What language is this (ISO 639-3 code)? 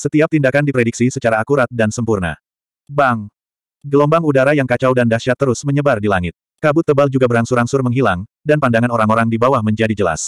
ind